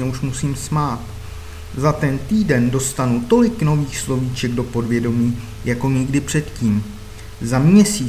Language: Czech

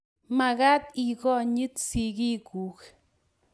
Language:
Kalenjin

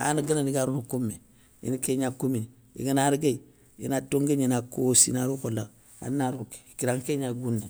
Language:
Soninke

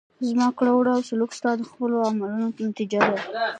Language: Pashto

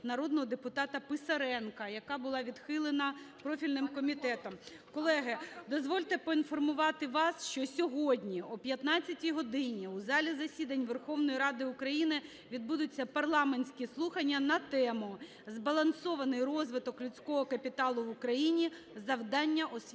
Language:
Ukrainian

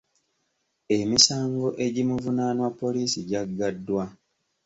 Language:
Ganda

